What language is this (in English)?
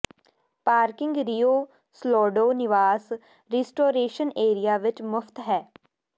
Punjabi